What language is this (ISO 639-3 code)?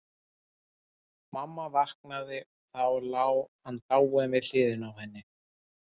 isl